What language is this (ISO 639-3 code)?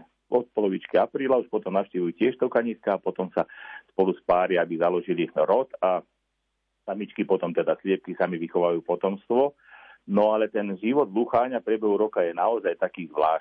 slk